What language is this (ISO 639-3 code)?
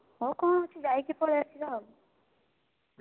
ori